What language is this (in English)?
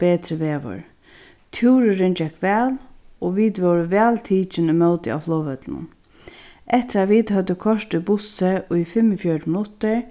Faroese